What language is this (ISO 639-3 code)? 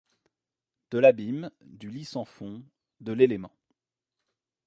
fra